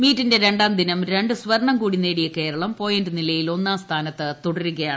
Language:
Malayalam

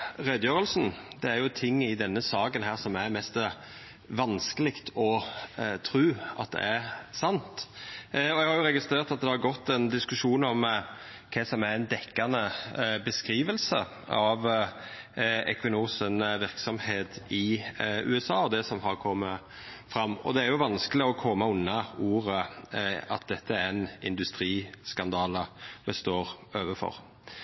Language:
Norwegian Nynorsk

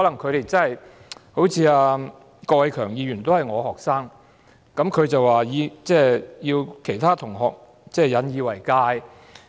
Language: Cantonese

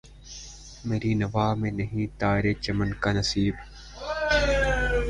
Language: Urdu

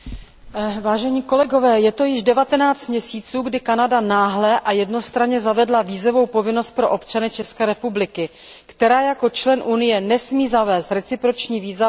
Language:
Czech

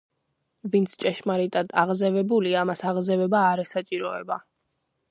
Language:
Georgian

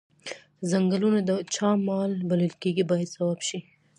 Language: Pashto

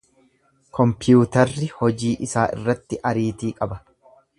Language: Oromo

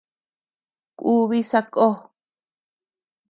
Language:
Tepeuxila Cuicatec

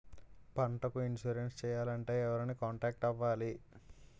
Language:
Telugu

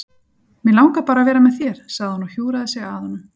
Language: Icelandic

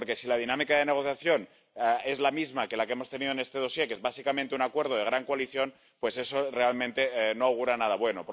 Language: Spanish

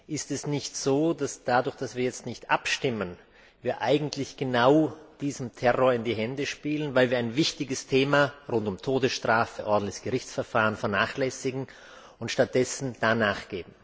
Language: German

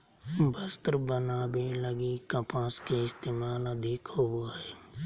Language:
Magahi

